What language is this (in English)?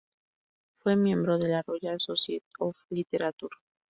Spanish